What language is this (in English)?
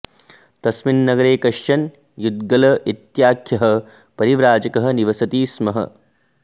Sanskrit